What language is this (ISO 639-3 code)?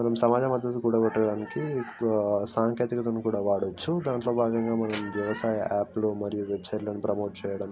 tel